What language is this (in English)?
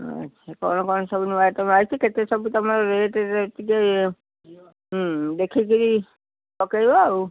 Odia